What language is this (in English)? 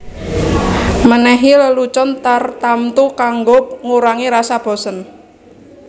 Javanese